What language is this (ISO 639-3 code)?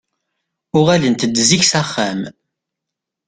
kab